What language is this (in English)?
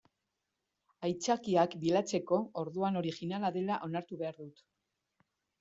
Basque